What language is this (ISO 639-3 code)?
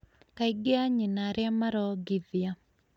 kik